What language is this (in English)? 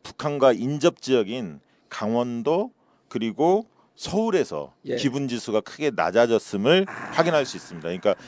Korean